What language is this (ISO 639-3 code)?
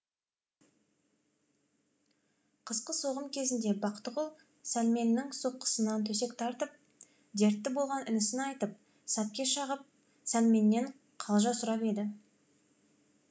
kaz